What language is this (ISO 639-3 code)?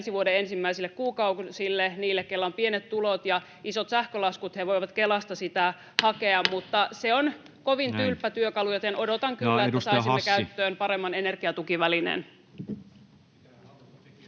fin